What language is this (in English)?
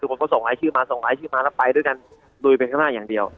Thai